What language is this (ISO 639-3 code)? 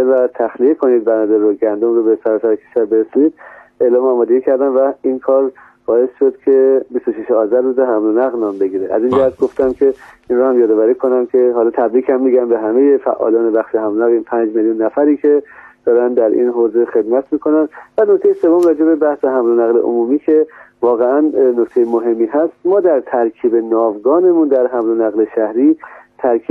fas